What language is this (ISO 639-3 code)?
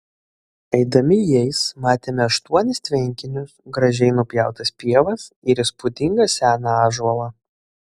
lit